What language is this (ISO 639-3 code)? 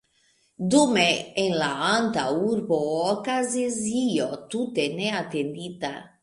epo